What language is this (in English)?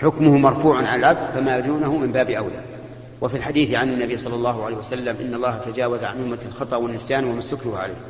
Arabic